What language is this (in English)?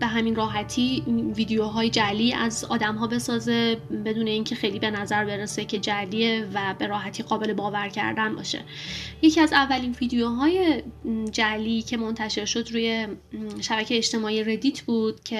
Persian